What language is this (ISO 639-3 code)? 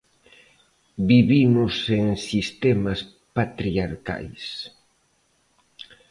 glg